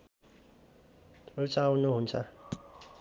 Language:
Nepali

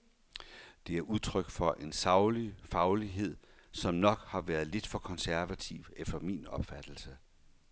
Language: Danish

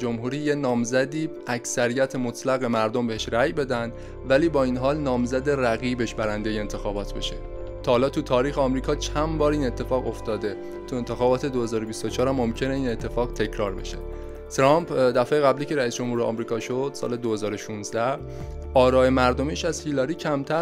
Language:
Persian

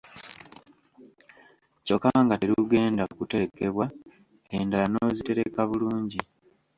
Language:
Ganda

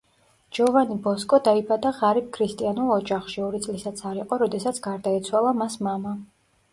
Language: Georgian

